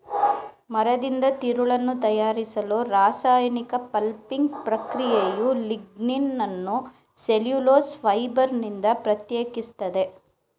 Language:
Kannada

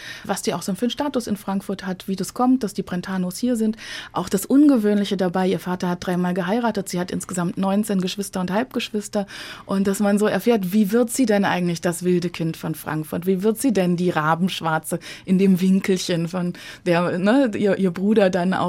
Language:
German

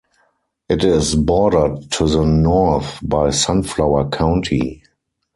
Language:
English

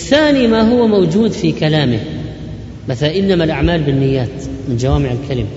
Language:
Arabic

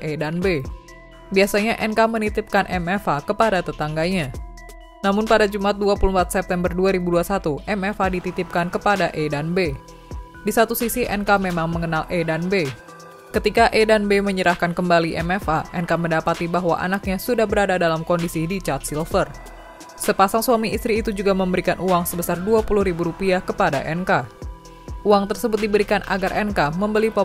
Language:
Indonesian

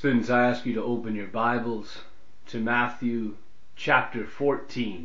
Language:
English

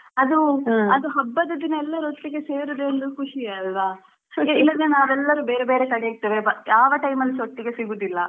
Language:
Kannada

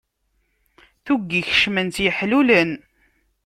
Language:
Kabyle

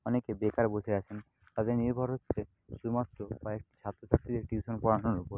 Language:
Bangla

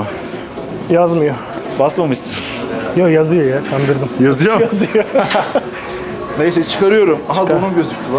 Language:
Turkish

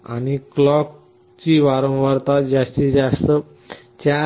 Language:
Marathi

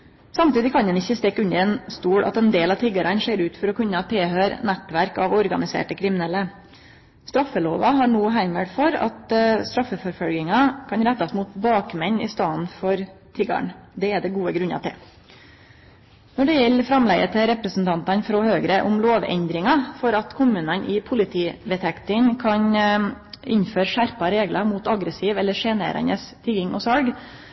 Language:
Norwegian Nynorsk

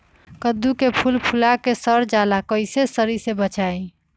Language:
Magahi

